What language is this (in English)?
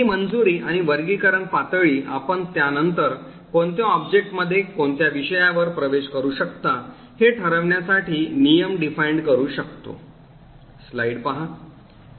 Marathi